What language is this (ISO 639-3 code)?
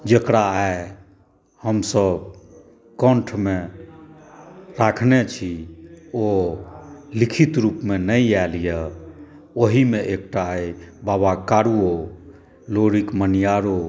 mai